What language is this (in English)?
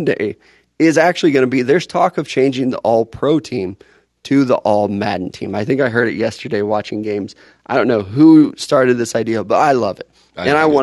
English